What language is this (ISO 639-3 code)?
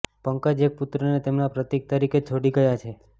guj